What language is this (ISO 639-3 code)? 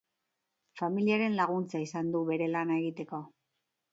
eus